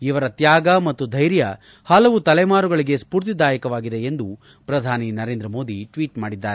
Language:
Kannada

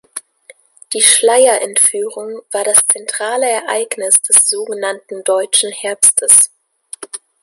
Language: German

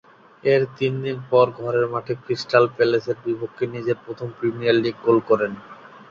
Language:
Bangla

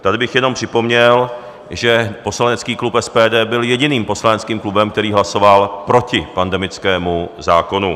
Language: Czech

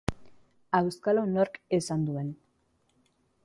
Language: Basque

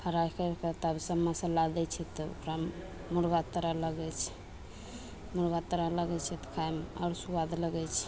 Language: Maithili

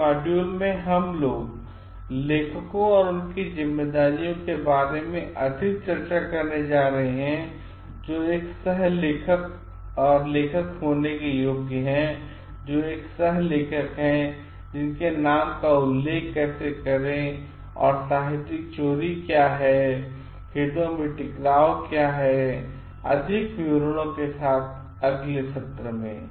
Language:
Hindi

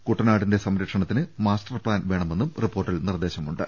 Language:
Malayalam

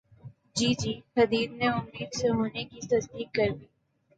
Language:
Urdu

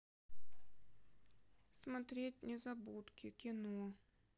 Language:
Russian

